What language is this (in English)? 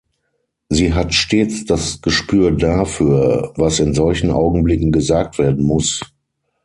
German